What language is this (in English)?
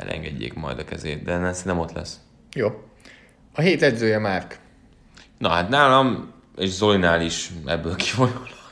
Hungarian